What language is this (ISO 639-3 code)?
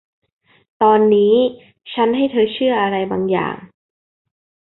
tha